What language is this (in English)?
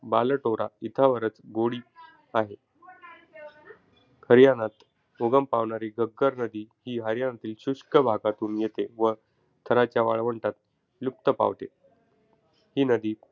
Marathi